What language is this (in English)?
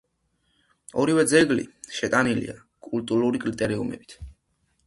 Georgian